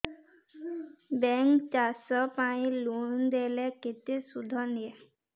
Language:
Odia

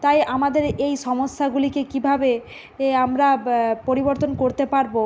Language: Bangla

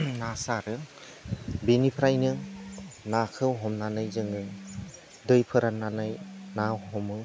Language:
Bodo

